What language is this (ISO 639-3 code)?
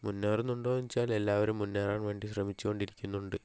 mal